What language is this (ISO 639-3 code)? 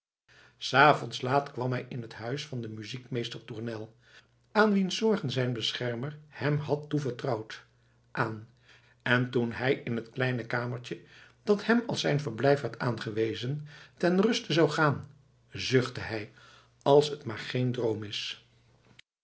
nld